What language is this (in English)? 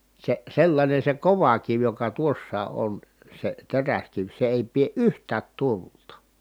Finnish